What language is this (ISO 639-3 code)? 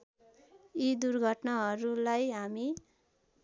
nep